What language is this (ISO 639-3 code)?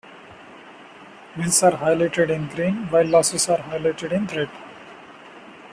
eng